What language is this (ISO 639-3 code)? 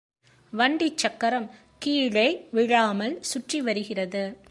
tam